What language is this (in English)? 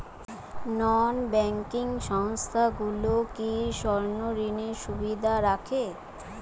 Bangla